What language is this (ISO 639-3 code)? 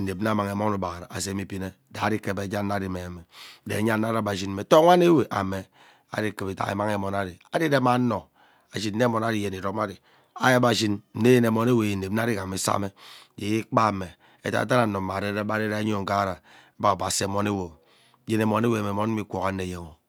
byc